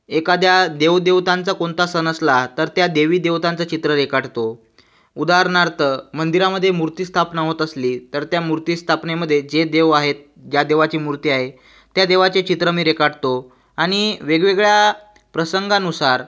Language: Marathi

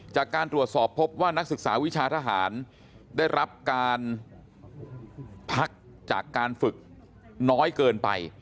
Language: Thai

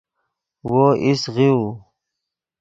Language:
Yidgha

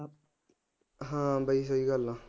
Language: Punjabi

